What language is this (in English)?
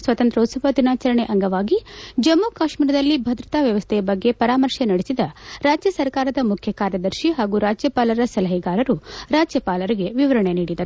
Kannada